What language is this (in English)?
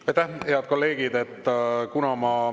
Estonian